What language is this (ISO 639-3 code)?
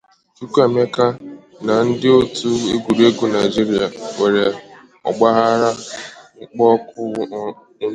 ibo